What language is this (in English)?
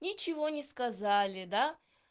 Russian